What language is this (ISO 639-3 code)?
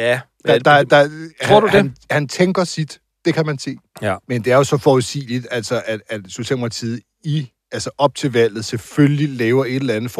dan